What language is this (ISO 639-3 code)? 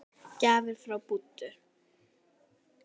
isl